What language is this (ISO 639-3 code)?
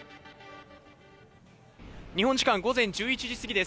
jpn